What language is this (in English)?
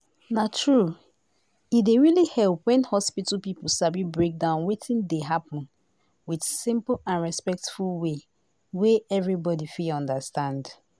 Nigerian Pidgin